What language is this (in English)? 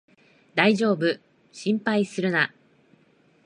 Japanese